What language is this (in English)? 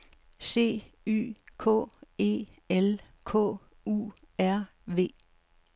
Danish